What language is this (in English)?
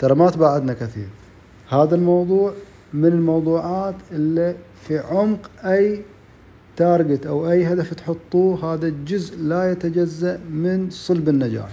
Arabic